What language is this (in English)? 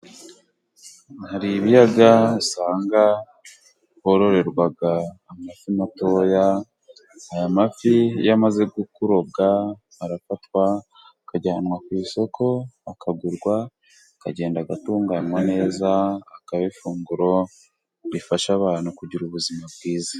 Kinyarwanda